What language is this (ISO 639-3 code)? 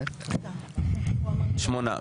heb